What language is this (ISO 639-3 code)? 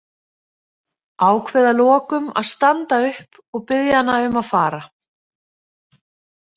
isl